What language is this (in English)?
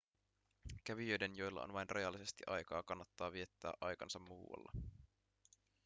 Finnish